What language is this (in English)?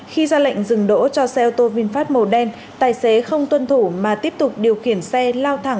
Vietnamese